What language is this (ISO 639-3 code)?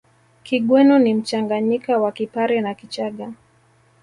swa